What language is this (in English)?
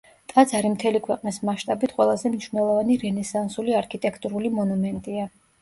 Georgian